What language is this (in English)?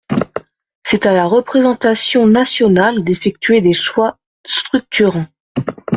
French